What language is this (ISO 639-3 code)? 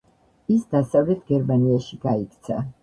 kat